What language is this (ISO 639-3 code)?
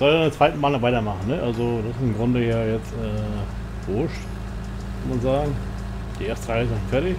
deu